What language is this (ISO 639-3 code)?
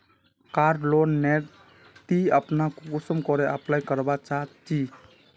mag